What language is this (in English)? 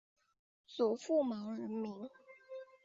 Chinese